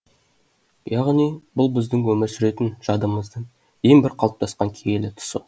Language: Kazakh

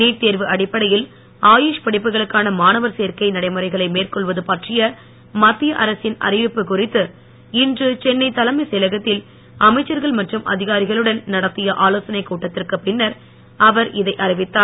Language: Tamil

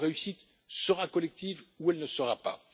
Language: French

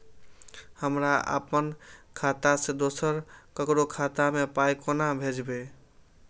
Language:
Maithili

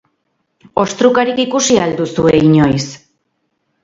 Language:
Basque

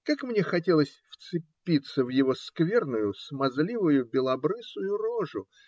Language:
Russian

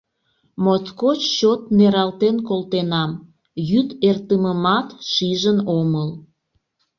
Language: Mari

